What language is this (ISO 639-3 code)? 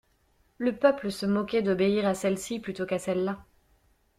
fra